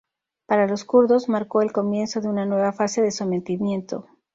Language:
Spanish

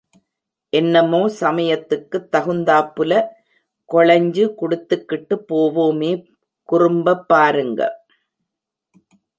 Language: Tamil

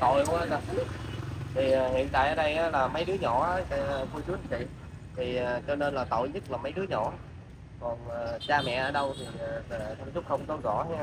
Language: Vietnamese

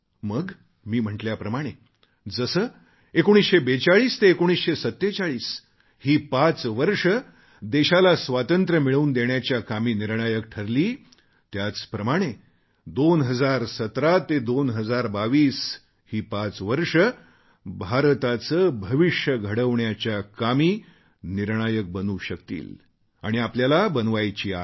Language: Marathi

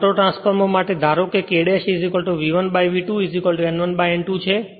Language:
Gujarati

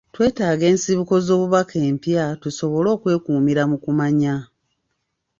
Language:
Ganda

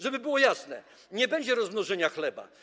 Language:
Polish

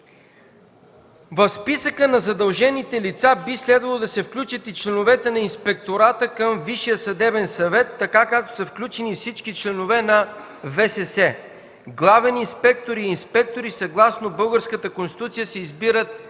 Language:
Bulgarian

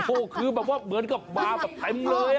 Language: Thai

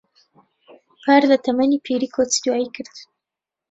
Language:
Central Kurdish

